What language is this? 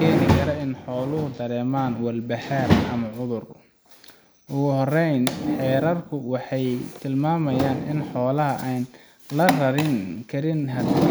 Somali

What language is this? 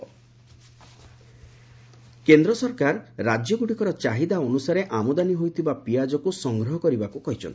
Odia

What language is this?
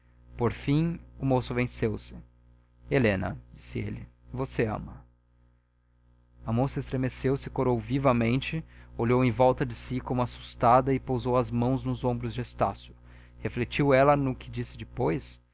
Portuguese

